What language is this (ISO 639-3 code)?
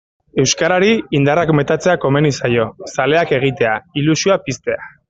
eus